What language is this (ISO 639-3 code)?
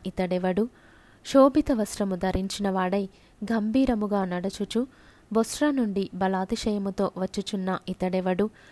tel